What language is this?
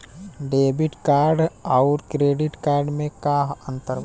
Bhojpuri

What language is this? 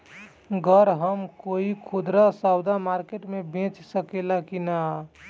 Bhojpuri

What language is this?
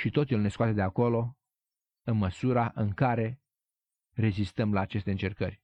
Romanian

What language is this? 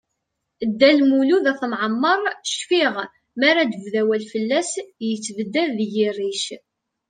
Kabyle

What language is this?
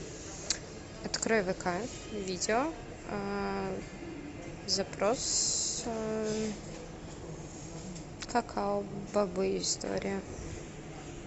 Russian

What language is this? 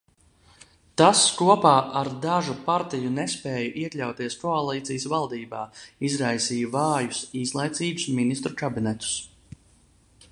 Latvian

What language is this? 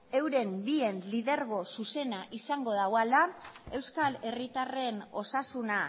Basque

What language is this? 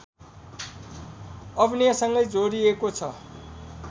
Nepali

